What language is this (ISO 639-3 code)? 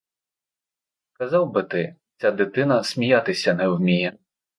ukr